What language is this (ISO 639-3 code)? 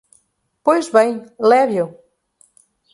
por